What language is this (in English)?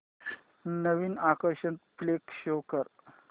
Marathi